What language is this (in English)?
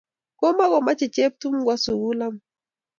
Kalenjin